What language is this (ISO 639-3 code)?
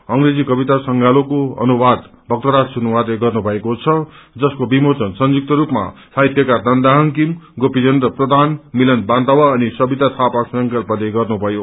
nep